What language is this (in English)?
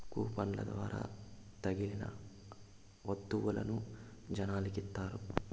Telugu